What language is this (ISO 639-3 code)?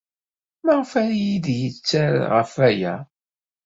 kab